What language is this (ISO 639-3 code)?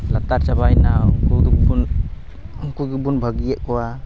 sat